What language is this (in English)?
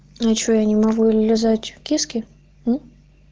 Russian